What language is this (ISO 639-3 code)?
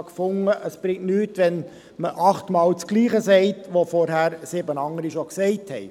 gsw